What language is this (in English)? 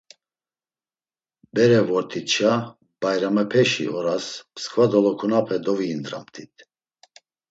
Laz